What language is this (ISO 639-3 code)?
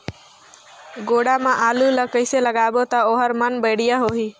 hne